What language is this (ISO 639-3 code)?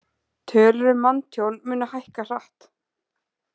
isl